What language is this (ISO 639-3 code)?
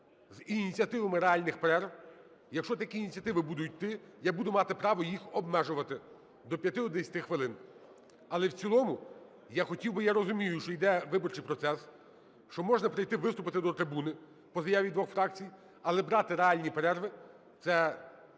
ukr